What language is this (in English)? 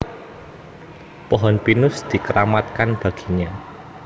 Javanese